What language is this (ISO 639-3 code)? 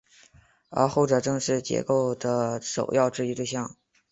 zho